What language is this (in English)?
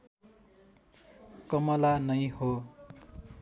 Nepali